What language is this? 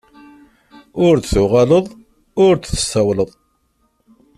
Kabyle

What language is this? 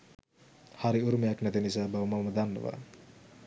Sinhala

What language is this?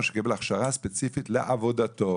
Hebrew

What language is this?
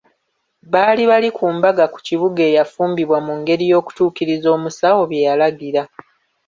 Ganda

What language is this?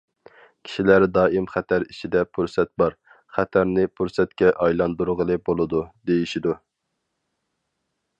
Uyghur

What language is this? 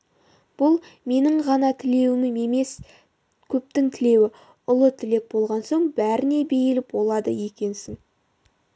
Kazakh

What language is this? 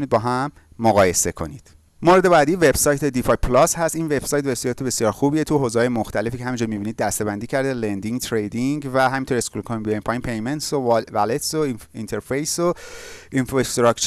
Persian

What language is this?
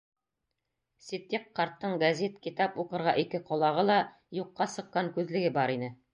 Bashkir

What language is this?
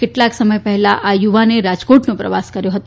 Gujarati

